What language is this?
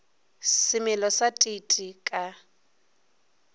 Northern Sotho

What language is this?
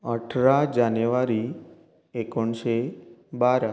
Konkani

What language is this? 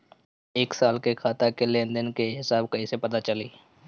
Bhojpuri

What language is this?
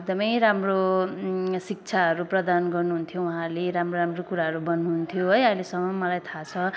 Nepali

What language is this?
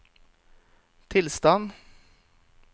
Norwegian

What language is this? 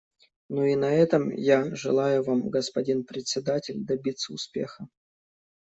Russian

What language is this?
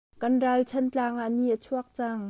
Hakha Chin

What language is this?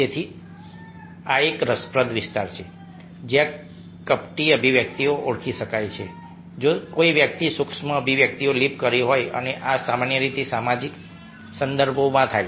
Gujarati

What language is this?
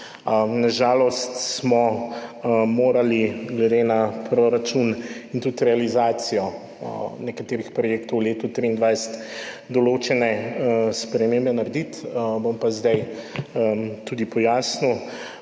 Slovenian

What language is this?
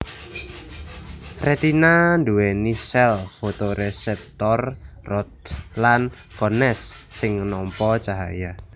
Javanese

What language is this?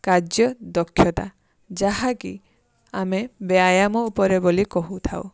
Odia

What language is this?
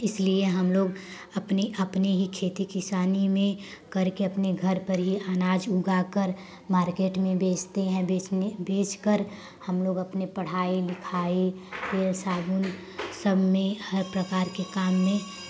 Hindi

